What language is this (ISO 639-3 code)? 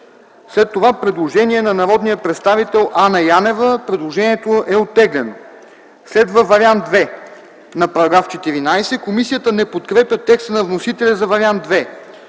bul